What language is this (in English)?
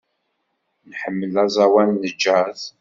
Kabyle